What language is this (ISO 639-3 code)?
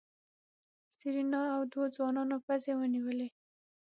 pus